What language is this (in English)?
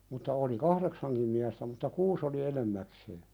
Finnish